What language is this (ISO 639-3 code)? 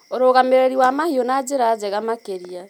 kik